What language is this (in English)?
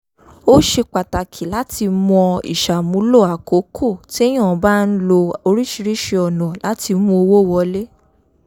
Yoruba